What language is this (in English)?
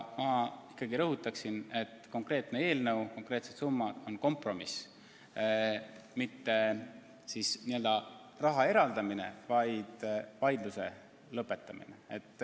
Estonian